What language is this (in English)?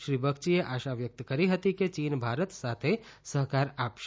Gujarati